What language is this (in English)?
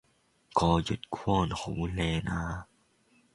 Cantonese